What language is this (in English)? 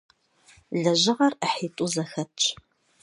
Kabardian